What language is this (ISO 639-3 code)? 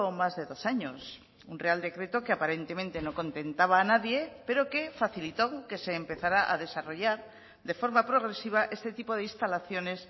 spa